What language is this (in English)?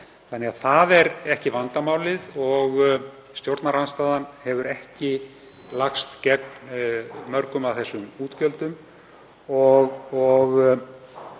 Icelandic